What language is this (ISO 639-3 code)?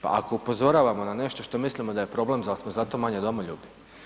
hrv